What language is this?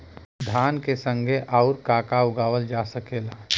Bhojpuri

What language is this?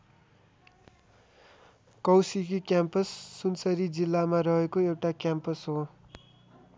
Nepali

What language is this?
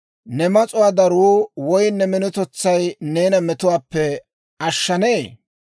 Dawro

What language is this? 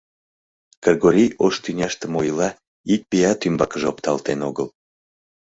Mari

